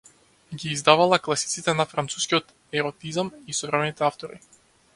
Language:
Macedonian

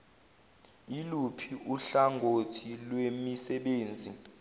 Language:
Zulu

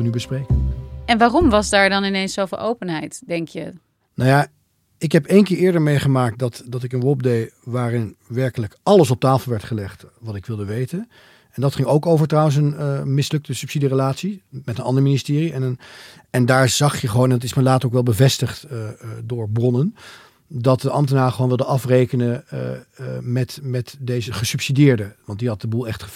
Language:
Dutch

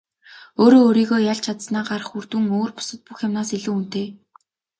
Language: Mongolian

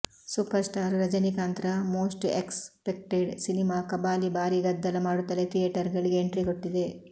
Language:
Kannada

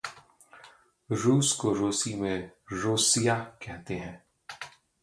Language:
Hindi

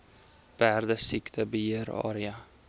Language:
Afrikaans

